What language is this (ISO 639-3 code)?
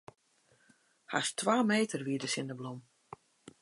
fry